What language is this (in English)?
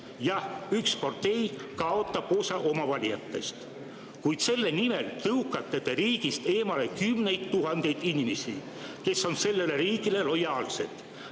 Estonian